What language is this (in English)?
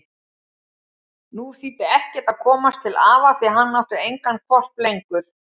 Icelandic